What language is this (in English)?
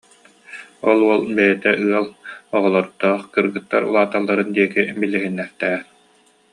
Yakut